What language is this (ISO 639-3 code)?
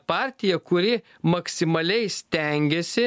lit